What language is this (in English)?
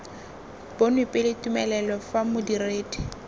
Tswana